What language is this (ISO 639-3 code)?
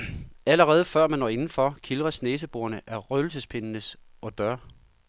dan